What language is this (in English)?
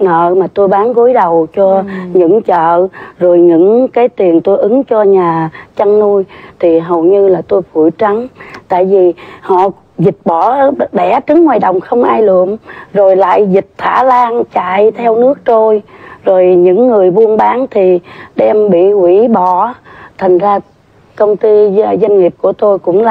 Vietnamese